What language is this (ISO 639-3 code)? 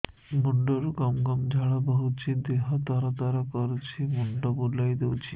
ori